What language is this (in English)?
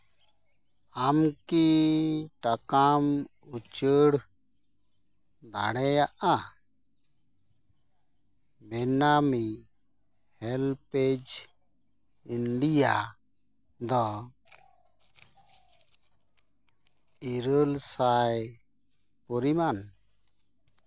Santali